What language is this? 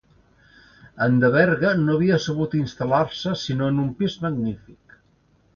Catalan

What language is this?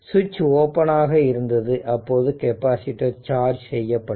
Tamil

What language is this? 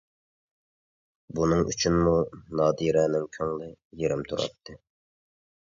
Uyghur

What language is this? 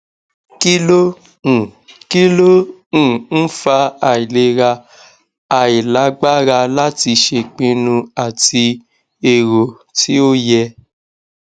Yoruba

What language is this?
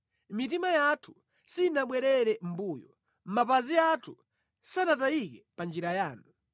Nyanja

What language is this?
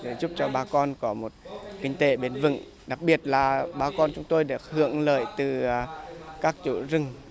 Vietnamese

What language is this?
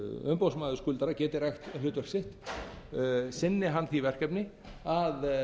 Icelandic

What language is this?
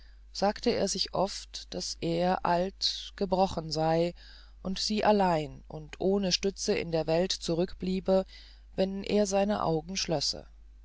German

